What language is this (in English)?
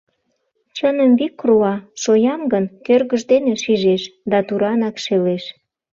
Mari